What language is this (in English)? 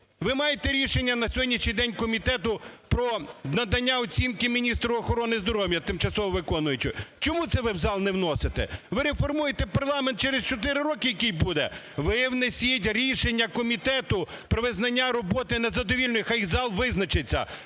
Ukrainian